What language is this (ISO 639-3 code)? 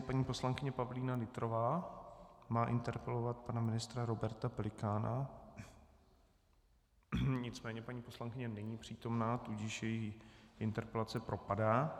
ces